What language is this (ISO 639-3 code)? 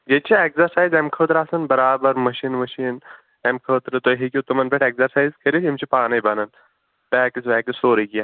kas